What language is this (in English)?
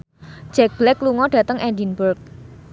Javanese